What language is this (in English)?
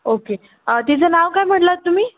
Marathi